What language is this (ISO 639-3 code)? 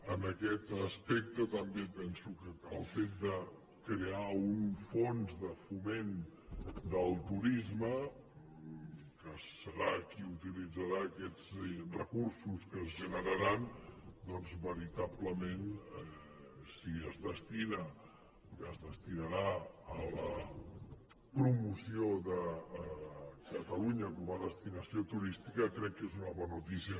cat